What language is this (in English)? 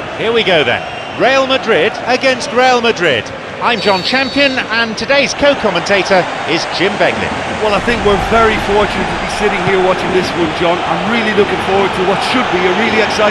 English